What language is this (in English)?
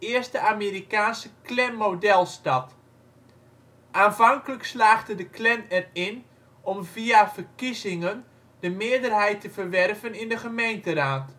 Dutch